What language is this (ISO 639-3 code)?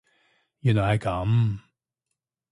yue